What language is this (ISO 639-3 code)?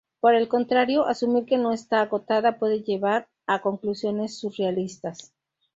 spa